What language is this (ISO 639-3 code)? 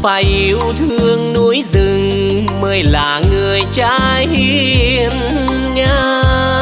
vie